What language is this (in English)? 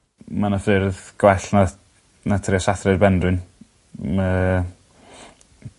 Welsh